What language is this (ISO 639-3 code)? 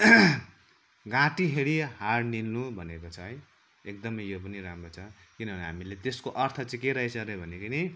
nep